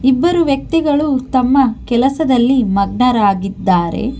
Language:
Kannada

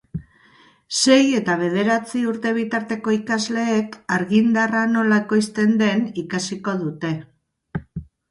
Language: Basque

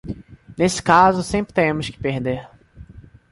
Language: Portuguese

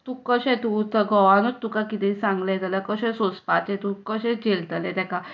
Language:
Konkani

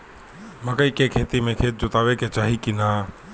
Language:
Bhojpuri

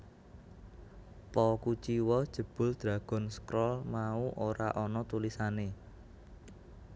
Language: Javanese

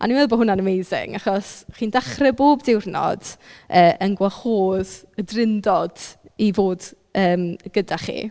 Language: Welsh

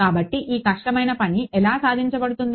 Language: Telugu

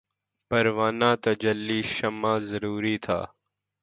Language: Urdu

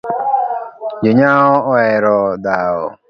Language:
Luo (Kenya and Tanzania)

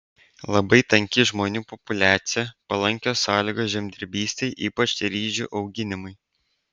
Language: Lithuanian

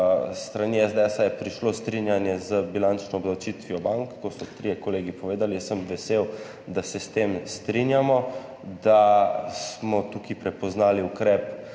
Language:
Slovenian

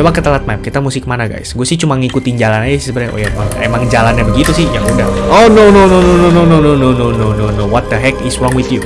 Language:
Indonesian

